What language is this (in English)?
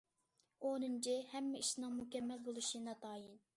Uyghur